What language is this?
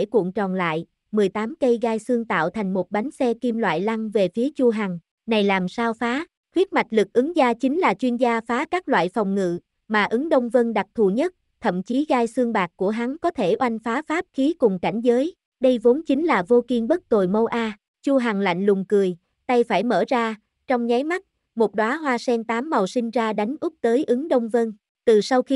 Vietnamese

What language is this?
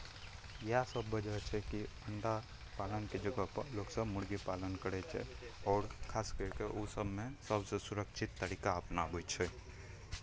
Maithili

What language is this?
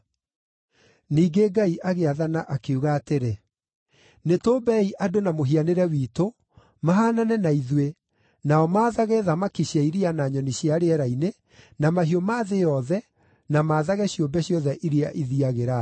Kikuyu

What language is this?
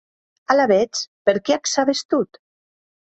Occitan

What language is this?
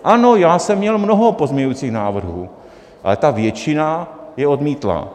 Czech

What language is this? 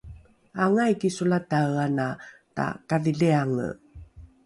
Rukai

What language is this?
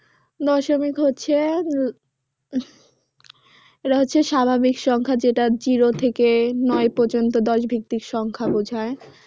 Bangla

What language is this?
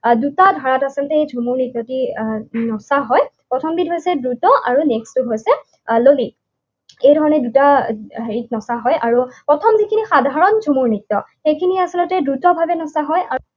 Assamese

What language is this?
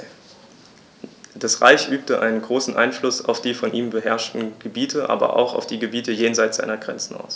German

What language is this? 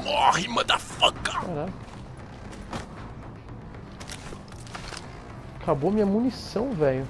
Portuguese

